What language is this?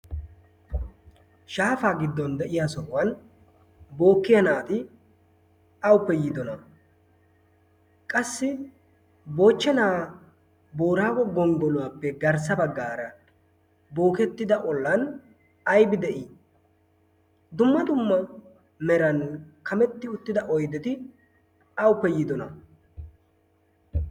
Wolaytta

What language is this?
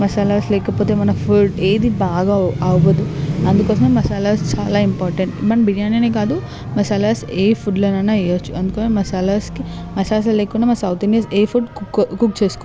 Telugu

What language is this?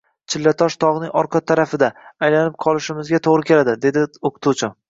Uzbek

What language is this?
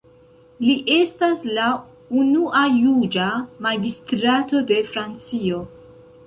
Esperanto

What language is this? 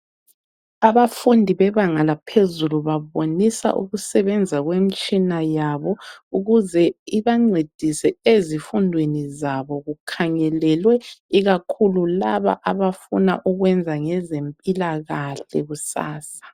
North Ndebele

